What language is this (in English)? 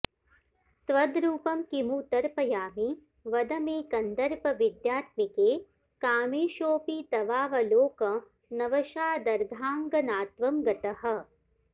Sanskrit